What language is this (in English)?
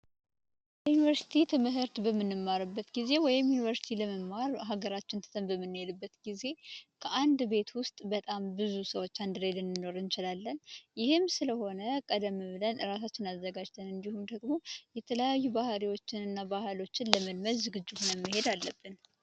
Amharic